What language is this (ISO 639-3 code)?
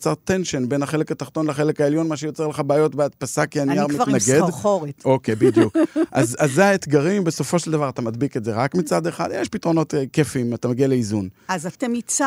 heb